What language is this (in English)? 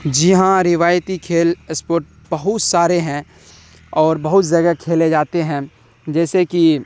Urdu